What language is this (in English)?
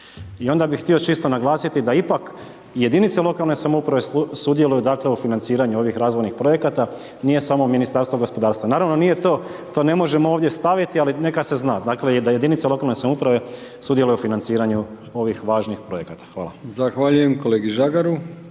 Croatian